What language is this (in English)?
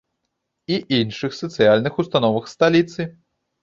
Belarusian